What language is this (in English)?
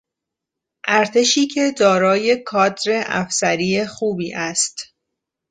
Persian